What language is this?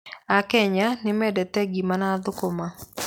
Kikuyu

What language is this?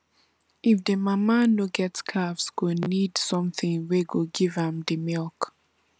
Nigerian Pidgin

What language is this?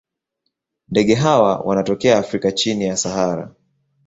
Swahili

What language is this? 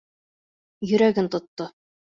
Bashkir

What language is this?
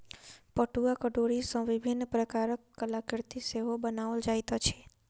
Maithili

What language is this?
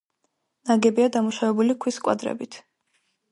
Georgian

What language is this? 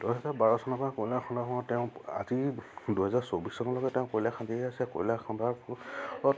Assamese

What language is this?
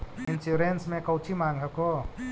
Magahi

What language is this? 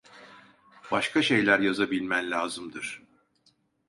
Turkish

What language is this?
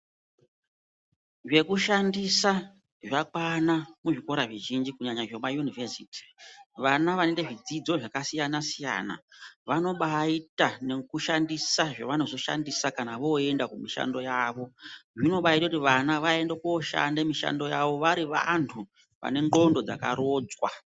Ndau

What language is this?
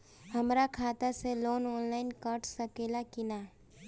Bhojpuri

